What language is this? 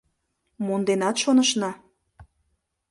Mari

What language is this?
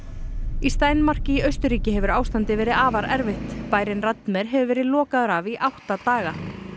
Icelandic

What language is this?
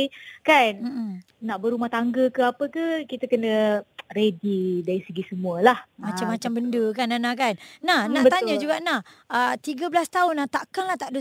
Malay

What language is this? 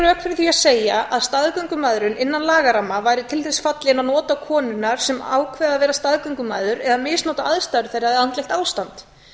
Icelandic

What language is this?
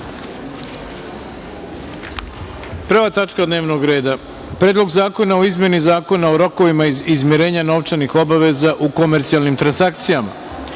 Serbian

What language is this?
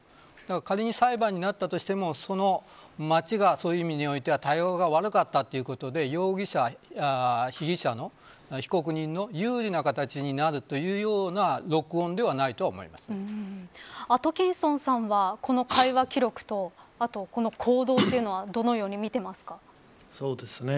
Japanese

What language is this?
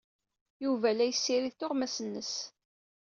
Kabyle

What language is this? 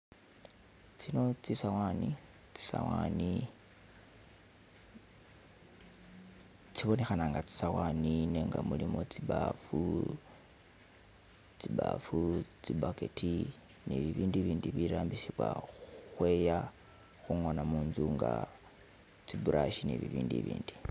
Masaaba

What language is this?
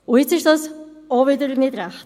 Swiss German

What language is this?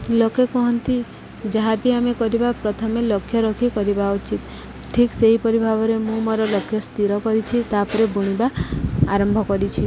Odia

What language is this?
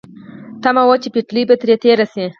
Pashto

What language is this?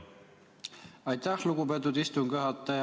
Estonian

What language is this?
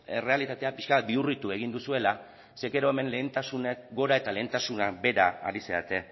Basque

